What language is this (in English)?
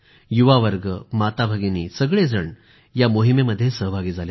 Marathi